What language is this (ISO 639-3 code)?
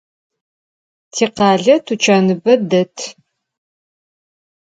ady